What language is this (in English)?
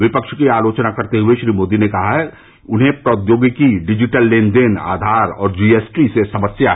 Hindi